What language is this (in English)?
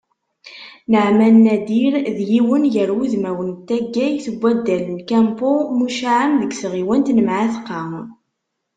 Kabyle